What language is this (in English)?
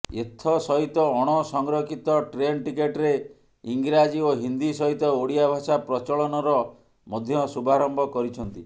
Odia